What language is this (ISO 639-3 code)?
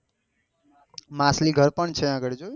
guj